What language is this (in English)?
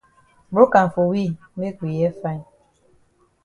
Cameroon Pidgin